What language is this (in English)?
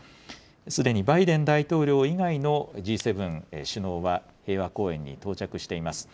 Japanese